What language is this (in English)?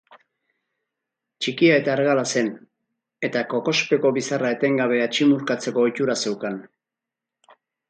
Basque